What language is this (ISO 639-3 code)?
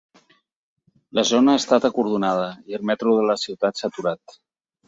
cat